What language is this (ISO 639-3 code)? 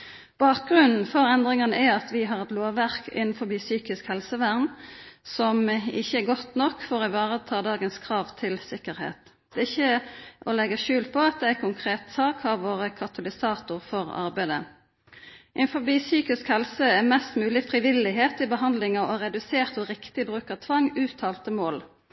nno